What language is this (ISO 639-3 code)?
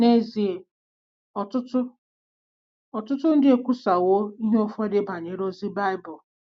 ibo